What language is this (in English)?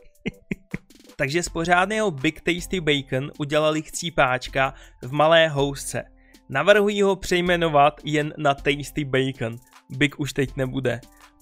Czech